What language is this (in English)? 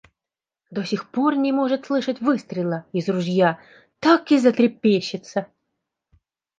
Russian